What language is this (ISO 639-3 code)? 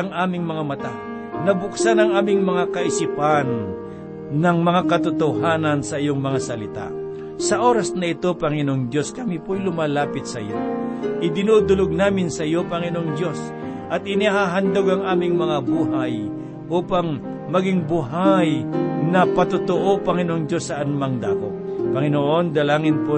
fil